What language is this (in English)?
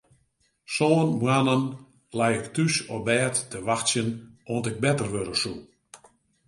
Western Frisian